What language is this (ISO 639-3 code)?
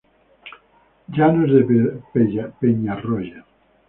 spa